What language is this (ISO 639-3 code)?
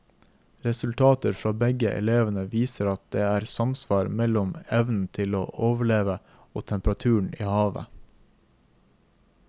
nor